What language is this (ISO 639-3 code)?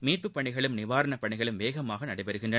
tam